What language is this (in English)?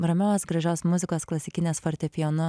Lithuanian